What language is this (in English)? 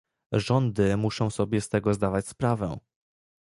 Polish